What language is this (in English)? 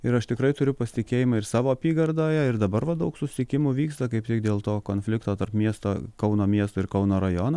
Lithuanian